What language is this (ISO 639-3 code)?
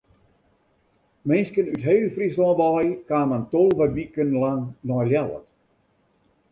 fry